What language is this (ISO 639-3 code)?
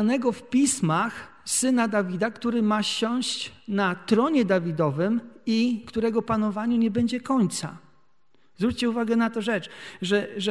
pol